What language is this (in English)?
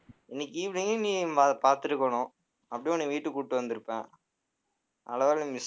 Tamil